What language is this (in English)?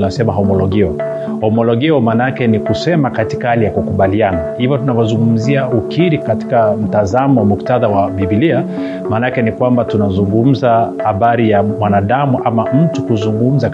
Swahili